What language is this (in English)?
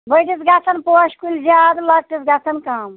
Kashmiri